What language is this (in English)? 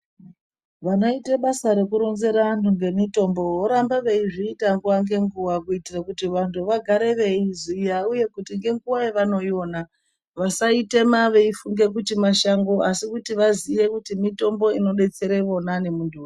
Ndau